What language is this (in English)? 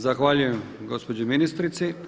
Croatian